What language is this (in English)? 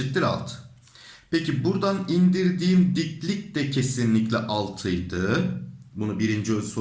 Turkish